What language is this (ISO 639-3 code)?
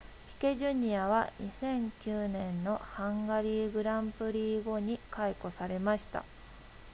jpn